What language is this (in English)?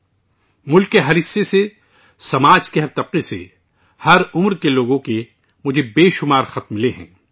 Urdu